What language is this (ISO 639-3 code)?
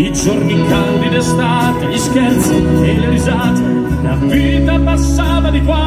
ron